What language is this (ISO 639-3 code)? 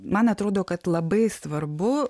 lit